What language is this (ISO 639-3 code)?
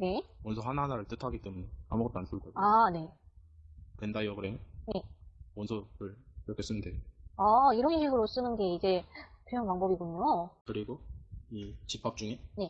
kor